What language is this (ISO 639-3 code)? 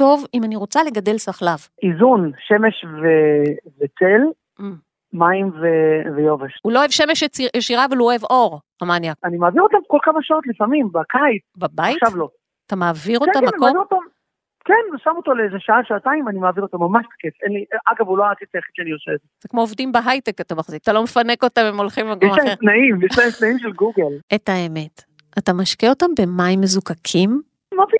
heb